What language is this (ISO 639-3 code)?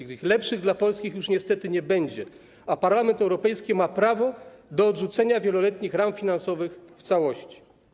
pol